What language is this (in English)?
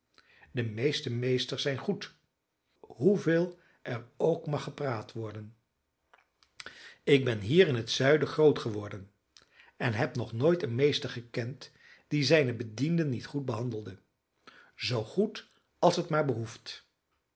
Dutch